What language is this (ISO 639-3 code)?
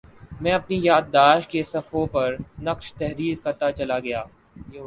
urd